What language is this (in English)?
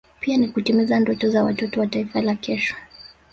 Swahili